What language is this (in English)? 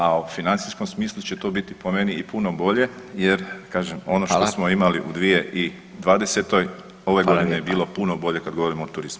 Croatian